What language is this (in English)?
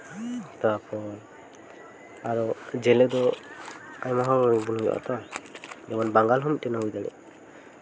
Santali